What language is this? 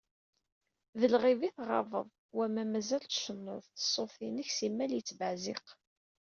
Kabyle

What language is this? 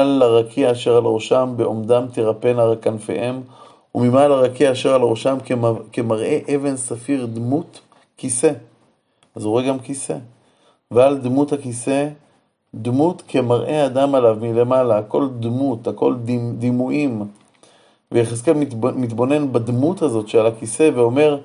Hebrew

